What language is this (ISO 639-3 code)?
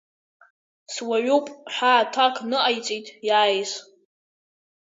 abk